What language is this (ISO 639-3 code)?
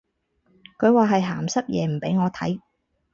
yue